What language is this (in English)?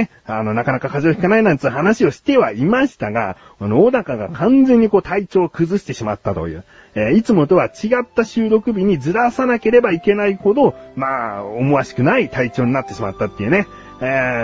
Japanese